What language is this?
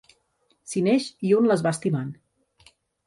Catalan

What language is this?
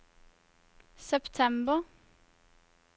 Norwegian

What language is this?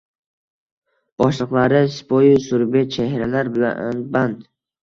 Uzbek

